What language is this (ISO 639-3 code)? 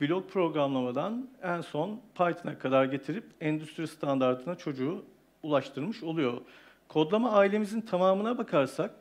tur